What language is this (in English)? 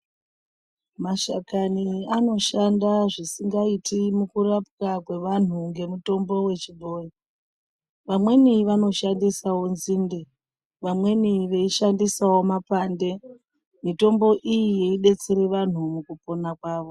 Ndau